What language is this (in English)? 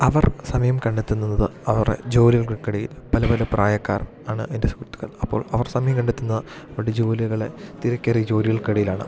Malayalam